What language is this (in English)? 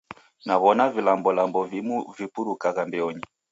Taita